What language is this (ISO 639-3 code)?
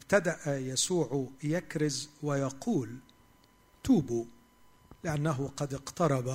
ara